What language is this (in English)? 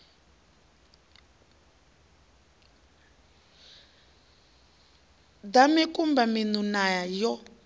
Venda